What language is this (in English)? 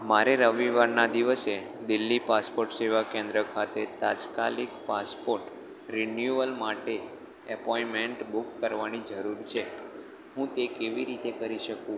Gujarati